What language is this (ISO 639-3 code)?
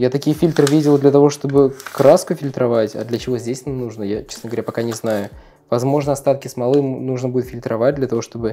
rus